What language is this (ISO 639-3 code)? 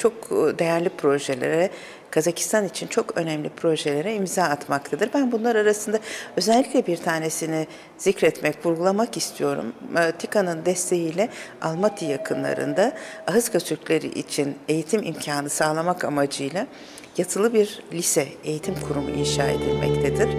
tur